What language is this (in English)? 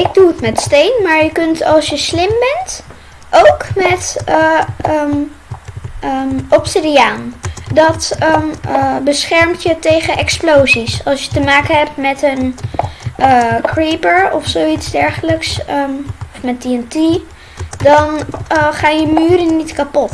Dutch